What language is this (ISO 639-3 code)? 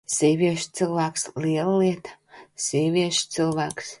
lav